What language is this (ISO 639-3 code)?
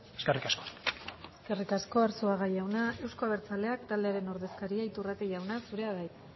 eus